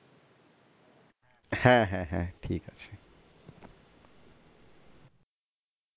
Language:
Bangla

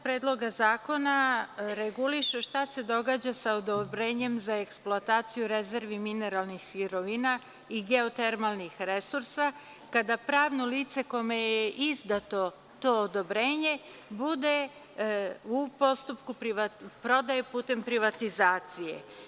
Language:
Serbian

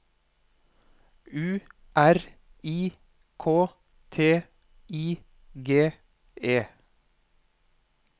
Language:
Norwegian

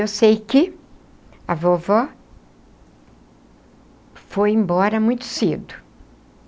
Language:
Portuguese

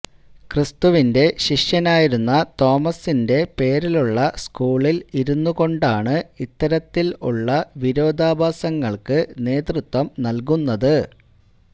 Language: Malayalam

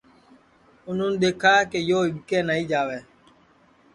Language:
Sansi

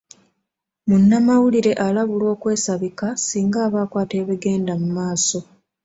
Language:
Ganda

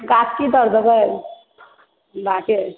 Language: Maithili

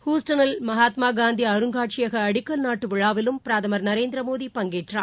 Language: Tamil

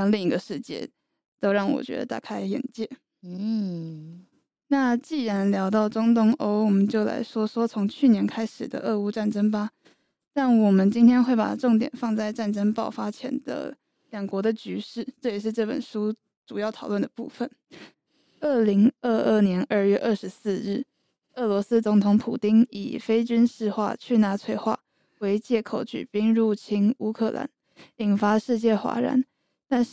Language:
Chinese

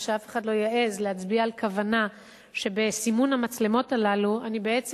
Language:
Hebrew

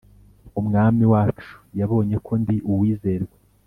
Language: Kinyarwanda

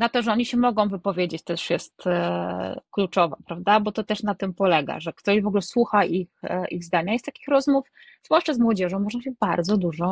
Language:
Polish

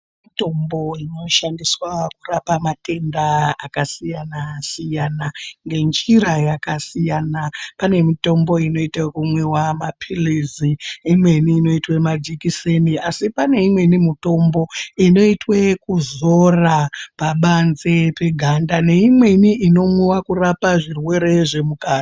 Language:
Ndau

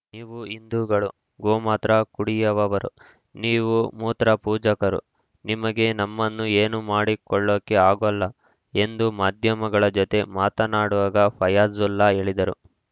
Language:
Kannada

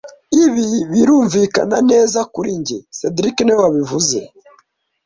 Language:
Kinyarwanda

